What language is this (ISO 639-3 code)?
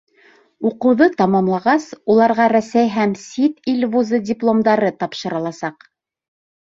bak